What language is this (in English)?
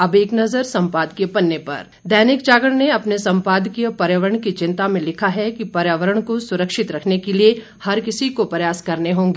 Hindi